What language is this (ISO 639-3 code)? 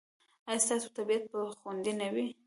pus